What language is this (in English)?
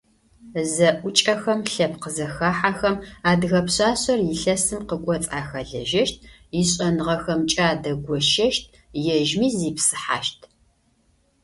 Adyghe